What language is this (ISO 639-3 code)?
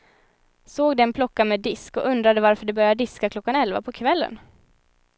swe